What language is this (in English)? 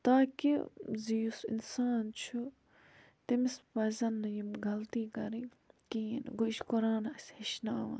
Kashmiri